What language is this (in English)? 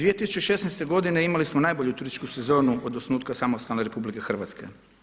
Croatian